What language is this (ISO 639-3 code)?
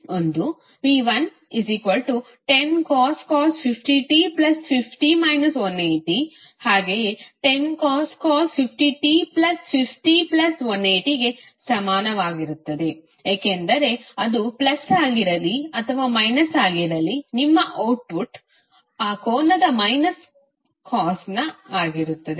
kan